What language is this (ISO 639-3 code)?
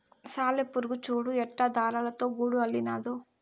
tel